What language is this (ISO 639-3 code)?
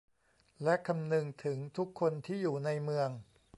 tha